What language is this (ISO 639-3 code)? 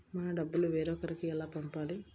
tel